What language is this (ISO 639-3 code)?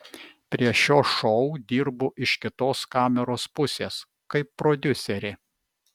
lit